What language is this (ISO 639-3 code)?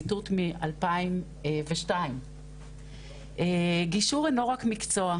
heb